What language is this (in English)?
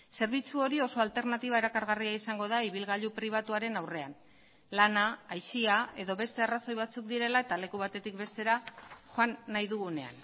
Basque